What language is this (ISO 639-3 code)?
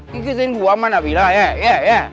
ind